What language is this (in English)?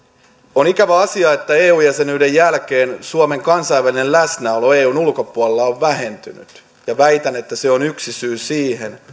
Finnish